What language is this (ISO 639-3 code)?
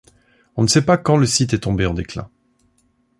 fra